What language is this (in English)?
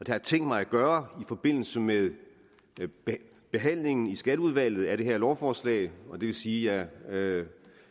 Danish